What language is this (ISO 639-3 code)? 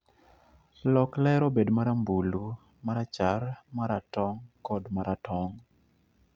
luo